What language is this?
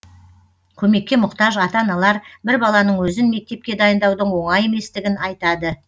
Kazakh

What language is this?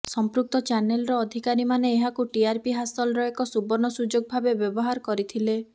Odia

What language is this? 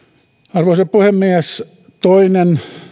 Finnish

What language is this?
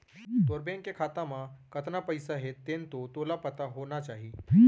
Chhattisgarhi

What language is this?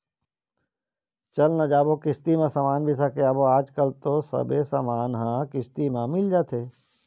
Chhattisgarhi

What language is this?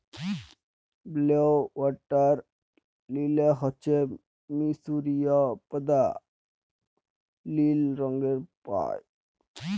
Bangla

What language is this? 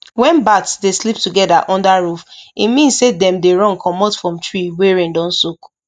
Nigerian Pidgin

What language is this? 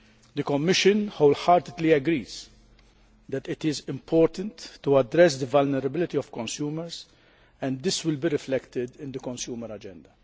English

